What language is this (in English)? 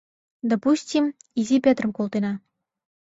Mari